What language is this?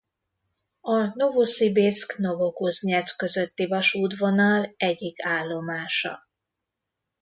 Hungarian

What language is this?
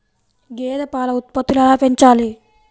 Telugu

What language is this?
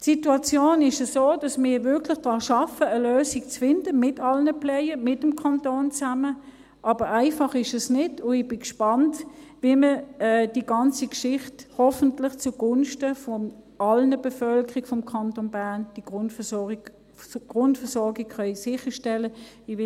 Swiss German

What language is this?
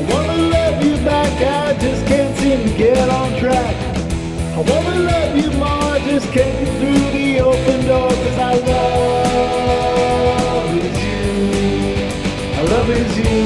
English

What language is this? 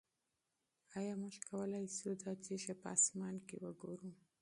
Pashto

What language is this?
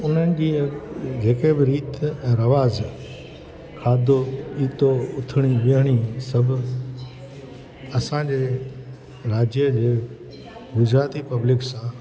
Sindhi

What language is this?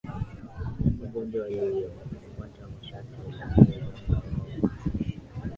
Swahili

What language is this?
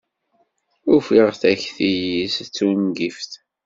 Kabyle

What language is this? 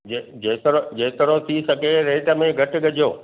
Sindhi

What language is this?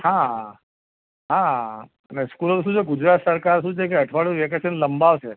Gujarati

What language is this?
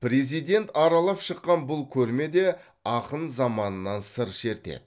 Kazakh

